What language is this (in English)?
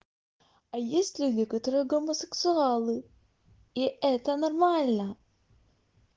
Russian